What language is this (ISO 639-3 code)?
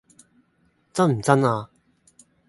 yue